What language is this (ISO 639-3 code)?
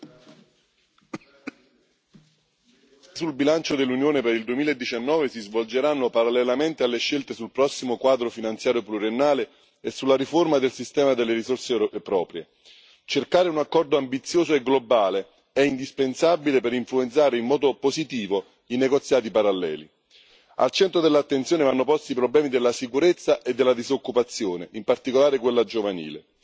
ita